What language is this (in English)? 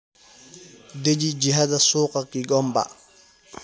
Somali